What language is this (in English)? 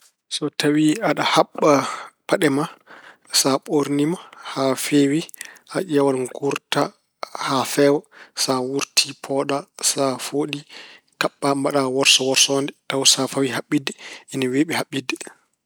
Fula